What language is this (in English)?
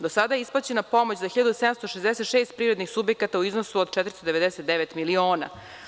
Serbian